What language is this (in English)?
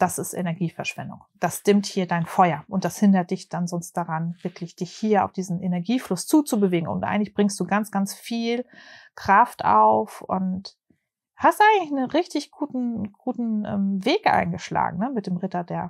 German